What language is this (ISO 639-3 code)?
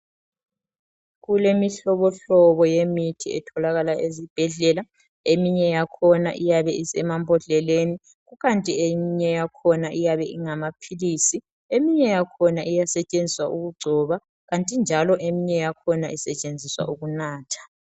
nde